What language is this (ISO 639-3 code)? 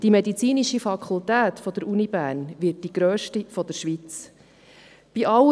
gsw